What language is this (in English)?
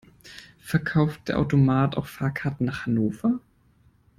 German